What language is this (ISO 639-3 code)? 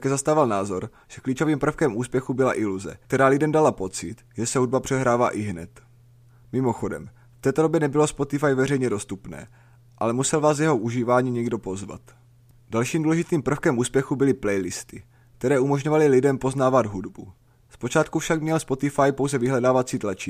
ces